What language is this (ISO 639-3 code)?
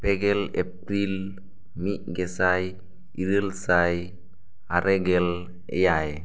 sat